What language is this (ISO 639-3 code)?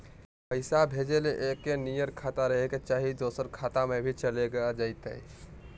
mag